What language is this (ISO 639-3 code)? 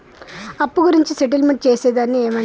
tel